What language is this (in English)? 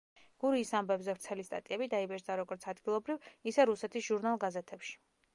Georgian